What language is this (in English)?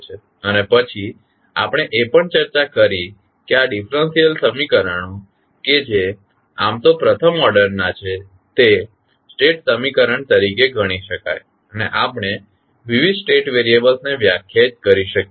Gujarati